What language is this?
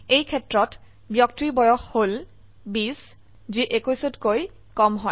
Assamese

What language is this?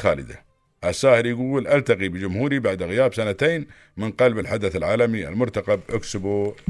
Arabic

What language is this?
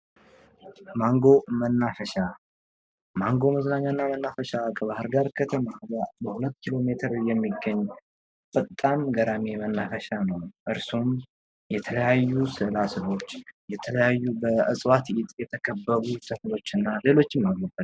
Amharic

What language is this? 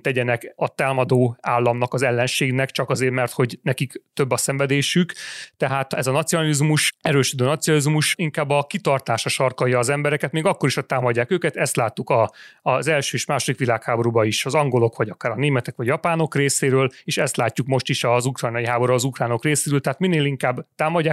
Hungarian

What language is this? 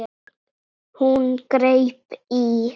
Icelandic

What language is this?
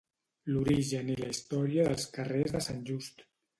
Catalan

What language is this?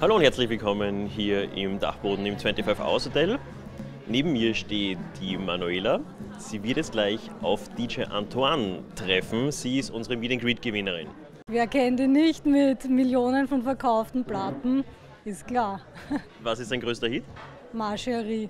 German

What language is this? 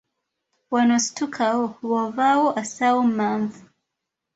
Ganda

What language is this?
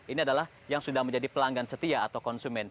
Indonesian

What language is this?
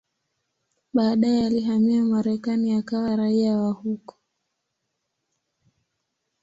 Swahili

